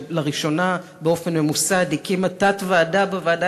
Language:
Hebrew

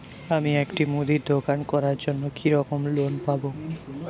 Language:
Bangla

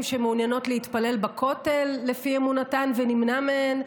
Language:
Hebrew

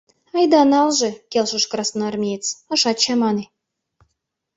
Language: Mari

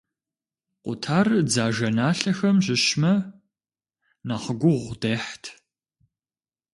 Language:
Kabardian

